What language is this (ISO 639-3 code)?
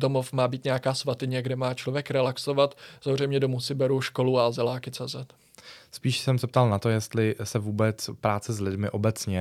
ces